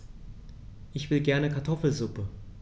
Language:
German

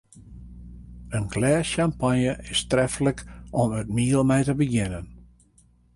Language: Western Frisian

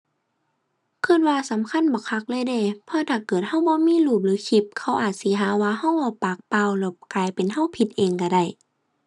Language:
Thai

